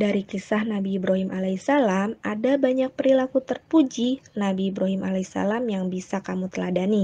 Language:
Indonesian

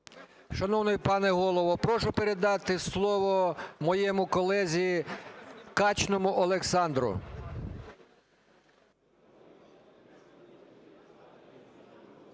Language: Ukrainian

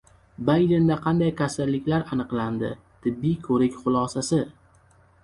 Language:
Uzbek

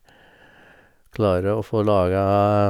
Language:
Norwegian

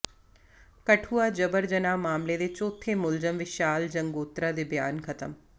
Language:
Punjabi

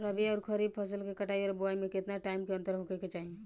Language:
Bhojpuri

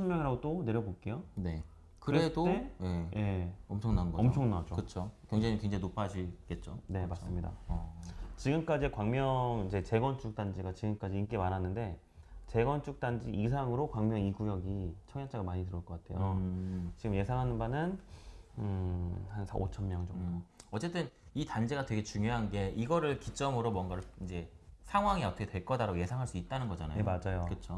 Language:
Korean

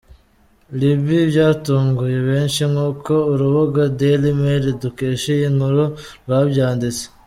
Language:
Kinyarwanda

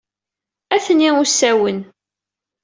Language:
Kabyle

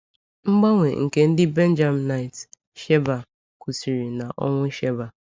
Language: Igbo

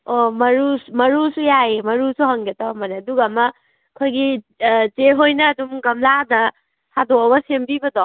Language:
Manipuri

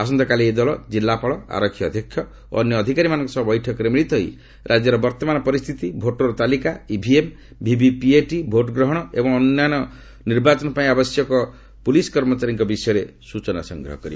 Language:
Odia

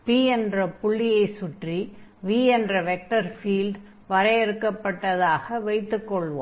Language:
Tamil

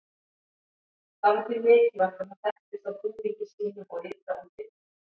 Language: Icelandic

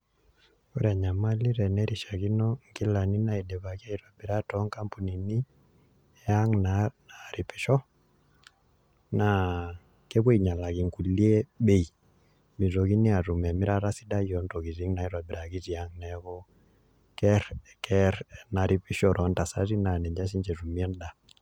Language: Masai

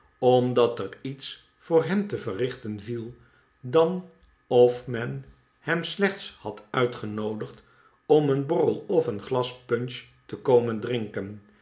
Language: Dutch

